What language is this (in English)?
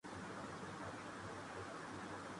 Urdu